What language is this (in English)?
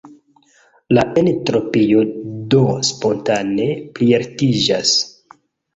Esperanto